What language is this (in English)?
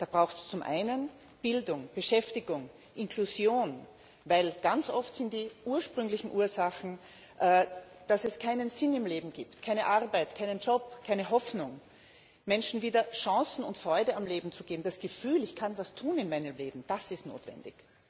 German